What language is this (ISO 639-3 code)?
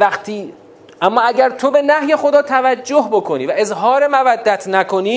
fas